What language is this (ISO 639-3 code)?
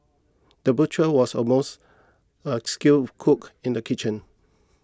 eng